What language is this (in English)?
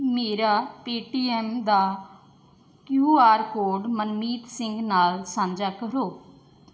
Punjabi